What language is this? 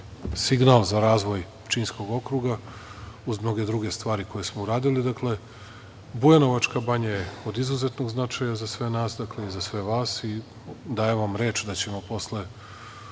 Serbian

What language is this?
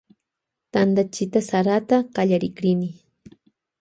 Loja Highland Quichua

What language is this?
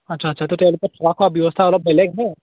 Assamese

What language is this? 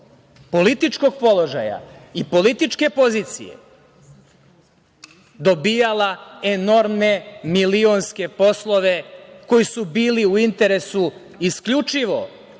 Serbian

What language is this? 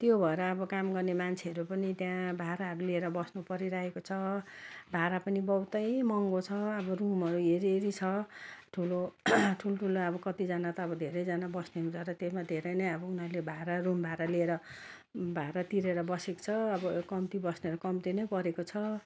Nepali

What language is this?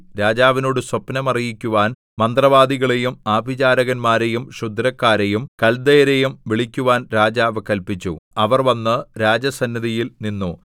Malayalam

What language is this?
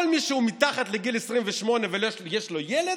Hebrew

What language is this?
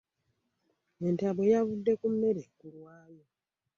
Ganda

